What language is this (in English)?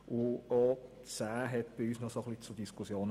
Swiss German